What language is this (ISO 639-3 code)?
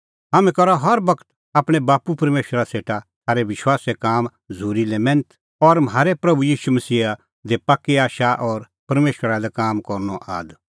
kfx